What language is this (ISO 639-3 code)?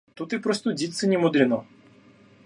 rus